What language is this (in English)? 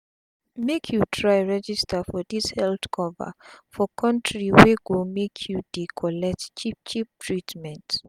Nigerian Pidgin